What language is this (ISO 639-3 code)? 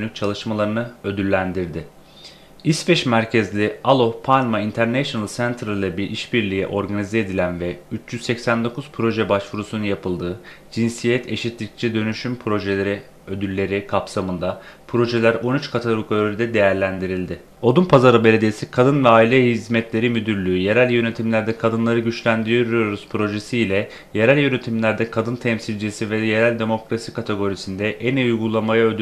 tur